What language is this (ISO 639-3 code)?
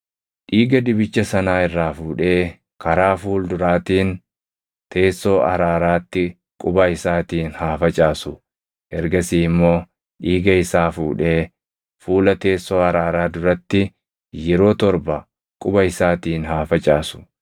orm